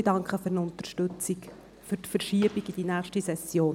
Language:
Swiss German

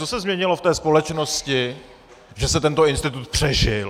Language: Czech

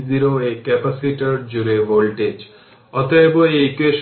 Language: Bangla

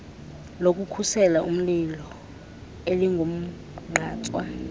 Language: Xhosa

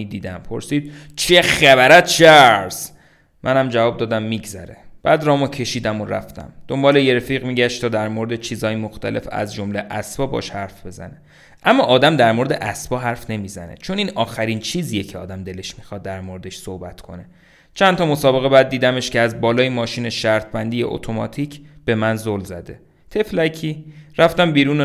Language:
Persian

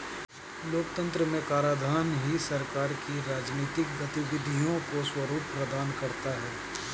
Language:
Hindi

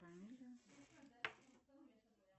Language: Russian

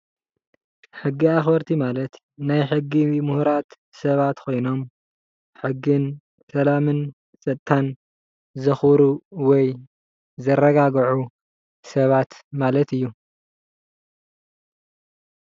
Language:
Tigrinya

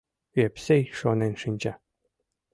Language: Mari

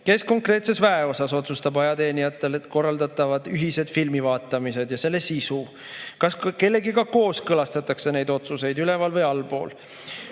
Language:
Estonian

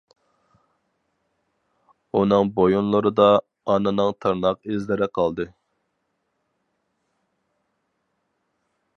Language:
Uyghur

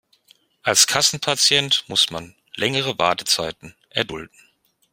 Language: German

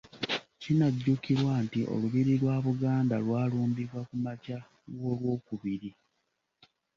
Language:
Ganda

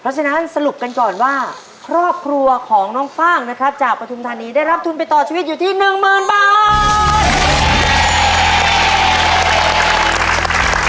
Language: Thai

